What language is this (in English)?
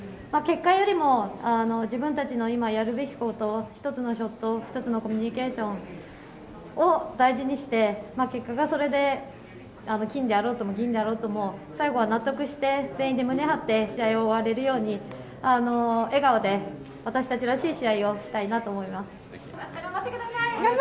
Japanese